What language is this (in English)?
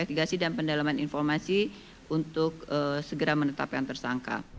Indonesian